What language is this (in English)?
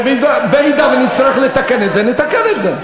Hebrew